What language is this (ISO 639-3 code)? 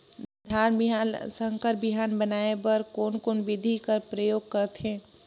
hne